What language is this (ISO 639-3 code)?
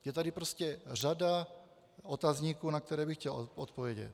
ces